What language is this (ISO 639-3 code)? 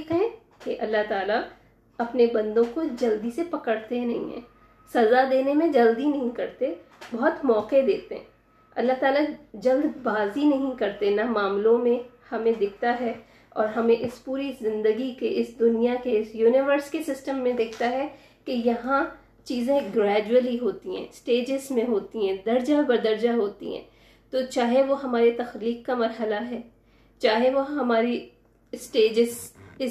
urd